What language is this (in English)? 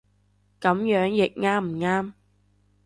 Cantonese